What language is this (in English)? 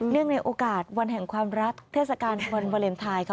Thai